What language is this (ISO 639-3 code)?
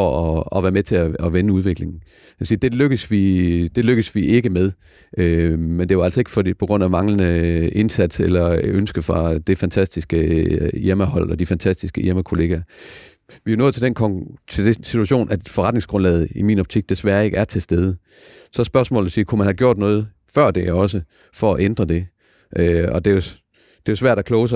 dan